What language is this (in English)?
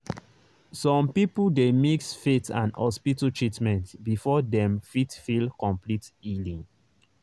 Nigerian Pidgin